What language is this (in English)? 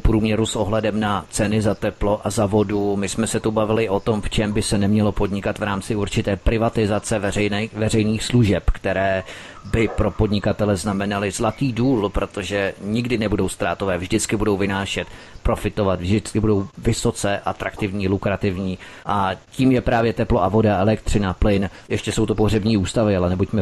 Czech